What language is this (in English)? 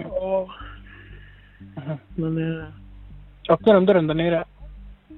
Swedish